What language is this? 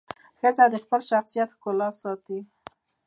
Pashto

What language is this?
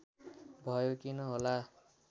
Nepali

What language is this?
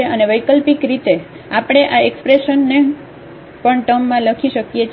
Gujarati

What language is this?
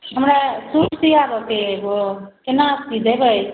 Maithili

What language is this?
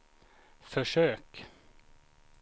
Swedish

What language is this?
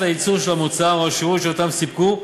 Hebrew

